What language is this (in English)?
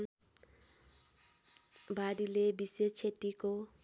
Nepali